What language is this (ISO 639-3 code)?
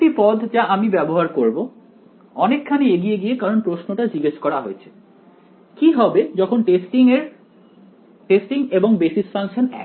ben